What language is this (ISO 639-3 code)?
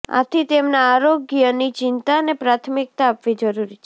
guj